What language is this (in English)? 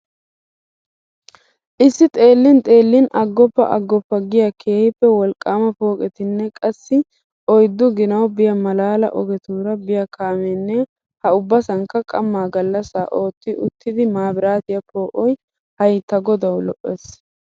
Wolaytta